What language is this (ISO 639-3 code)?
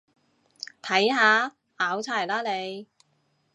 yue